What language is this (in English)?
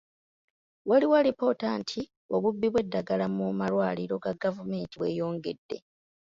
Ganda